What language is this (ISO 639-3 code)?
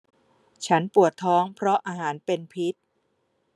tha